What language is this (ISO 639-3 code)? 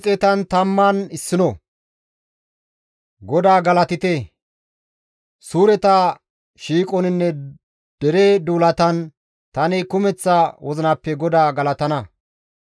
gmv